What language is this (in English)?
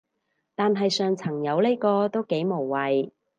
Cantonese